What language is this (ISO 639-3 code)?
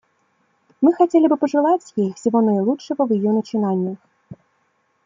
rus